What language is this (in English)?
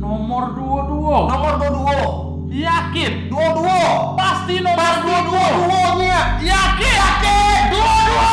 Indonesian